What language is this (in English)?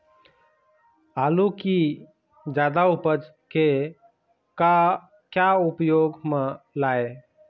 Chhattisgarhi